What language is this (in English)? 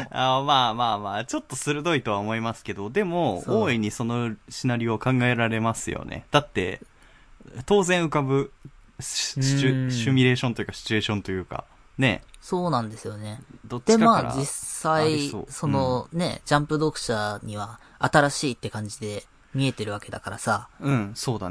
Japanese